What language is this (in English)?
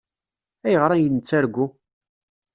Kabyle